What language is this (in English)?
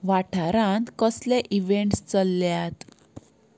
Konkani